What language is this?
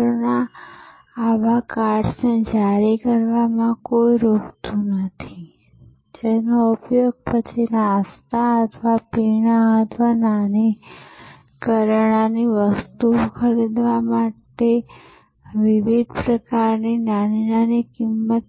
Gujarati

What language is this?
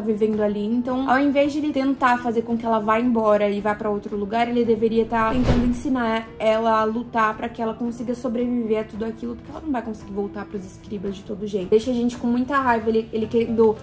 Portuguese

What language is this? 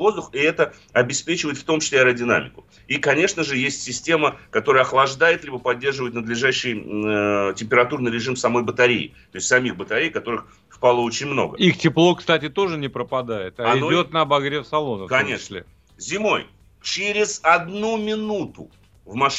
Russian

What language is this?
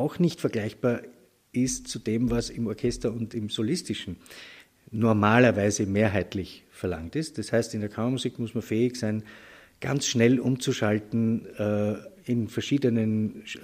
German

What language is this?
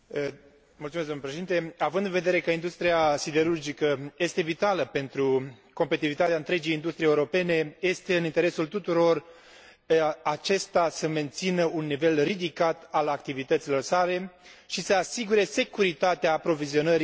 Romanian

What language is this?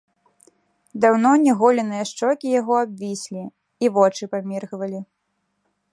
Belarusian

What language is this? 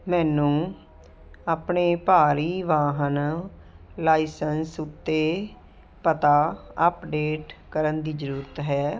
Punjabi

